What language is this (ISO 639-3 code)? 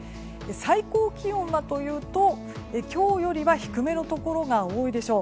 jpn